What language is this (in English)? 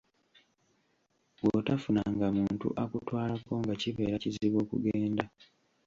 Ganda